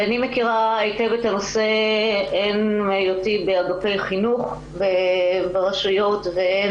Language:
Hebrew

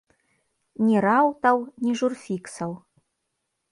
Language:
Belarusian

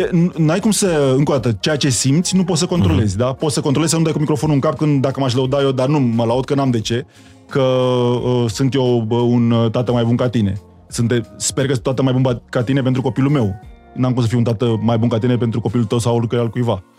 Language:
Romanian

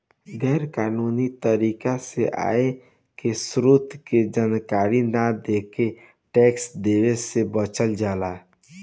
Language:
Bhojpuri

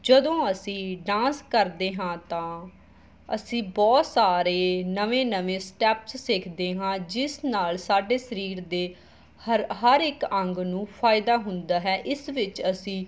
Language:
Punjabi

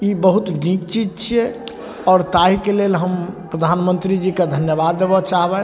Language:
Maithili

